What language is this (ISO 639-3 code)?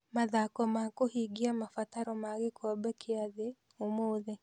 kik